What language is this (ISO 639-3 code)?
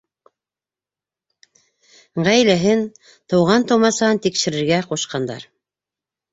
bak